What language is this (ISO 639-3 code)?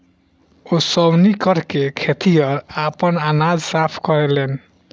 bho